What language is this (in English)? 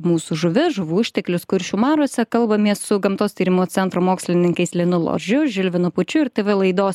Lithuanian